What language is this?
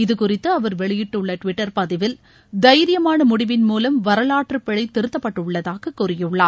Tamil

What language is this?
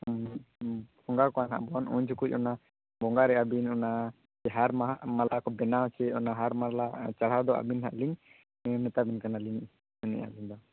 Santali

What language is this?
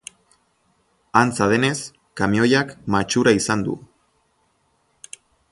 Basque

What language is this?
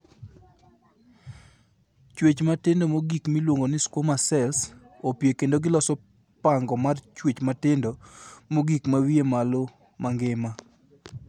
Luo (Kenya and Tanzania)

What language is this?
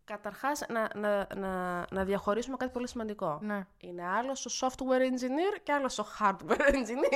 Greek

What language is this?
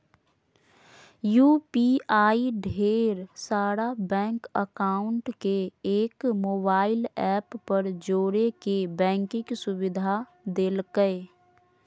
Magahi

